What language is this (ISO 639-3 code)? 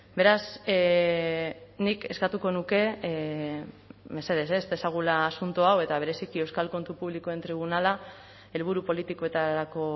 eus